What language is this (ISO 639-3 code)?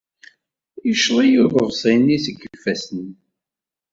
kab